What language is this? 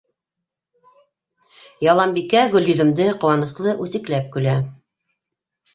Bashkir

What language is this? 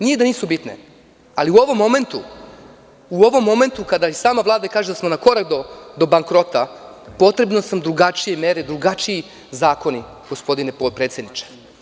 Serbian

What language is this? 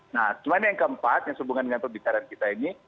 Indonesian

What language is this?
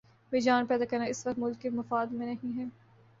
Urdu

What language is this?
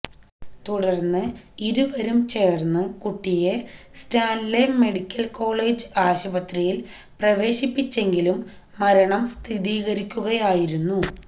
Malayalam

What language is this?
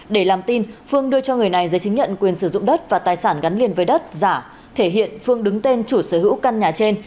Vietnamese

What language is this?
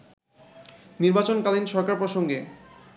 Bangla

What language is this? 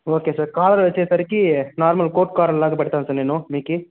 Telugu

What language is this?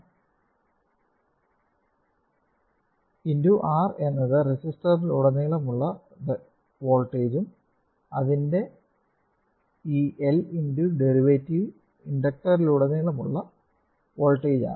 Malayalam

